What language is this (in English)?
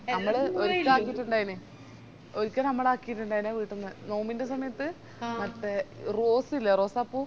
Malayalam